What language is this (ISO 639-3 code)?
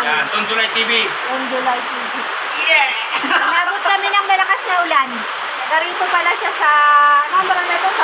fil